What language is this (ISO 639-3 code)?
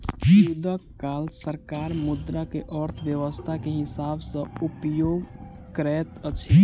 mai